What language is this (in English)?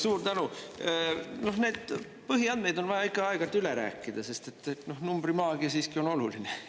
Estonian